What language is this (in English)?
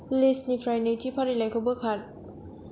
Bodo